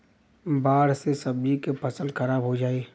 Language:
Bhojpuri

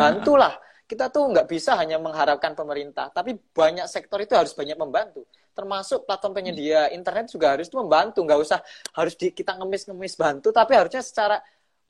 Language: Indonesian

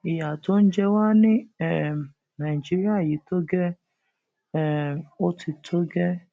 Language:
Yoruba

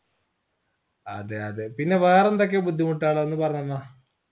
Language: Malayalam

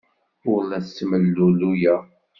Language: Kabyle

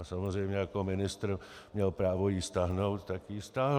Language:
Czech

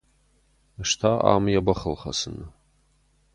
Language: Ossetic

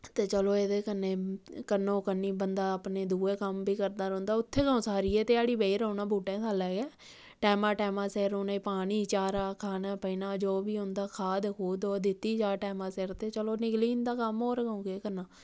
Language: Dogri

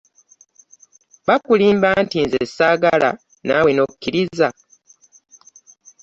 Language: Ganda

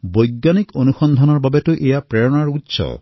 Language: Assamese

